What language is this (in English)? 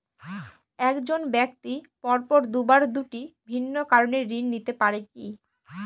Bangla